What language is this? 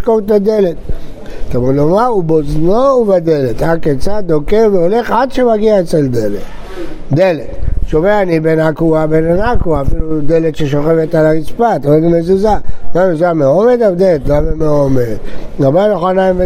Hebrew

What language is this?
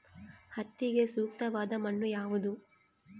Kannada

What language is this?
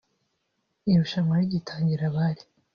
Kinyarwanda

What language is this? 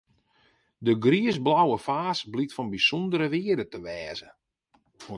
Western Frisian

